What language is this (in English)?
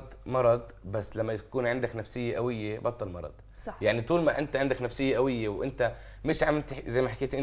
Arabic